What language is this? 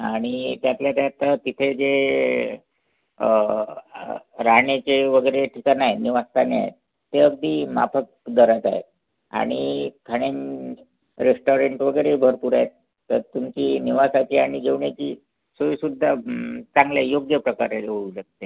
Marathi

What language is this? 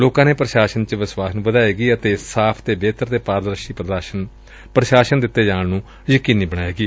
Punjabi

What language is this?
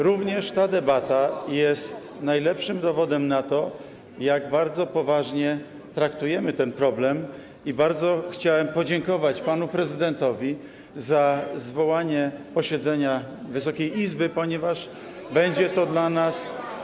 Polish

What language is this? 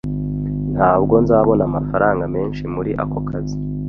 Kinyarwanda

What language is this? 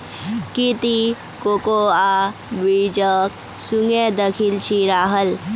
Magahi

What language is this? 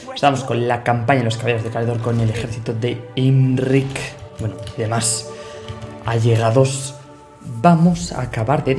Spanish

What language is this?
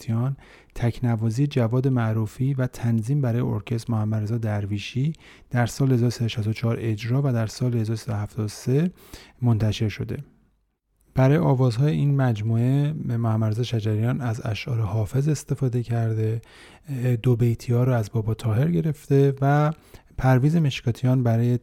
Persian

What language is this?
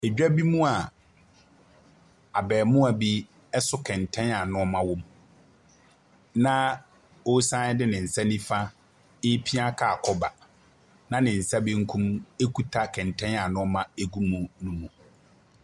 Akan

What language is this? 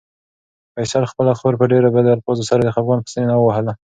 Pashto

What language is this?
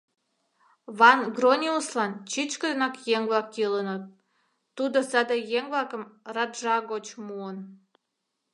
Mari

